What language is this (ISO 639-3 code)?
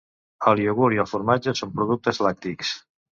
cat